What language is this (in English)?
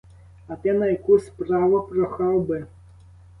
Ukrainian